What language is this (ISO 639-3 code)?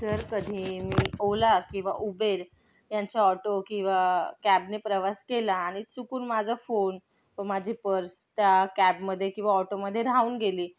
mar